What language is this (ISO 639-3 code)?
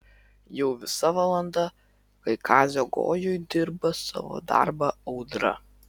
lit